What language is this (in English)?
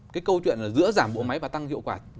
Vietnamese